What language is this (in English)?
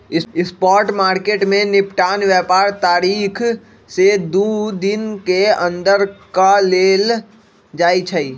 Magahi